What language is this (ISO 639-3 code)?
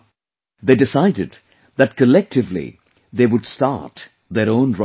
eng